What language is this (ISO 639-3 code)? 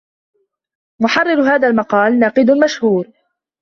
ara